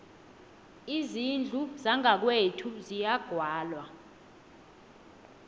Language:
South Ndebele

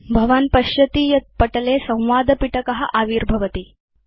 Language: Sanskrit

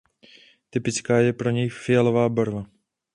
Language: Czech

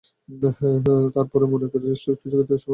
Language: Bangla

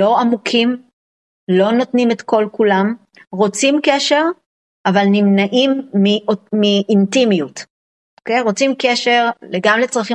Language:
Hebrew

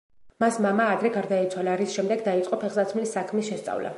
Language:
Georgian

